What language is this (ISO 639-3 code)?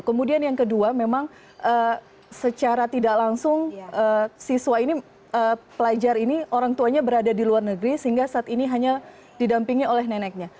ind